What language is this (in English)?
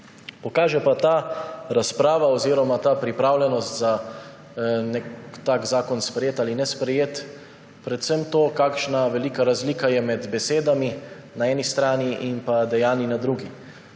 Slovenian